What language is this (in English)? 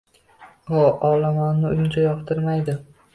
Uzbek